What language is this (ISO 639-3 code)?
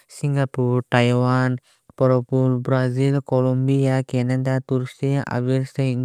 trp